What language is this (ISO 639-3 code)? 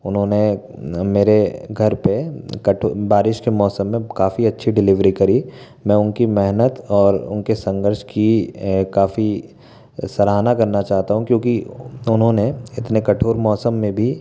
hin